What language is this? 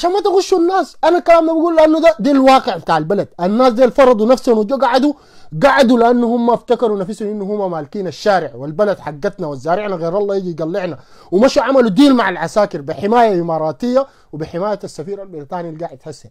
Arabic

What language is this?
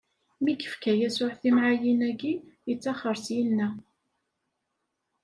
Kabyle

